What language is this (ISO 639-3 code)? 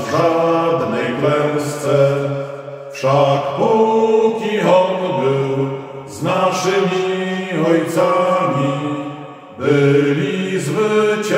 ron